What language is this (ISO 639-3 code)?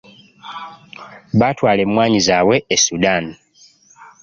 lug